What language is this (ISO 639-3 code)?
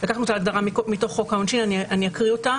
heb